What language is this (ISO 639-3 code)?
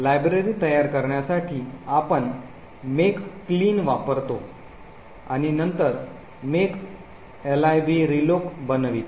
mar